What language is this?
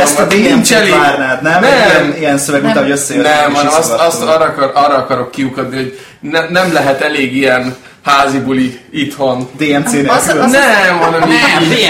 Hungarian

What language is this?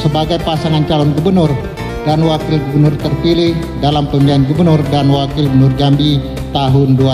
Indonesian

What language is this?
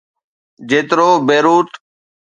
Sindhi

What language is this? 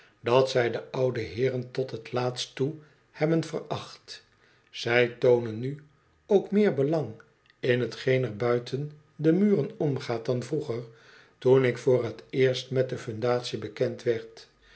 Dutch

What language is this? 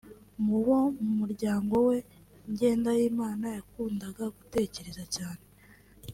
Kinyarwanda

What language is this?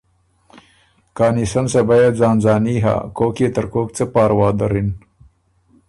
Ormuri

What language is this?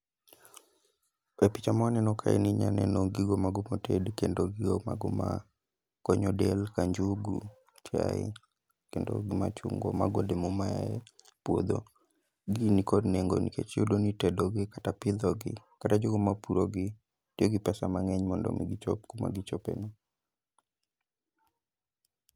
Luo (Kenya and Tanzania)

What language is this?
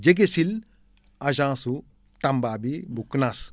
Wolof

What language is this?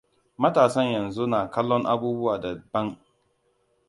Hausa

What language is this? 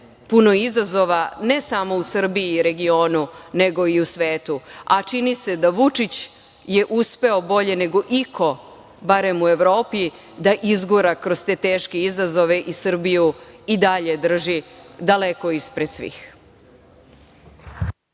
Serbian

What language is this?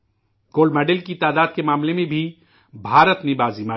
Urdu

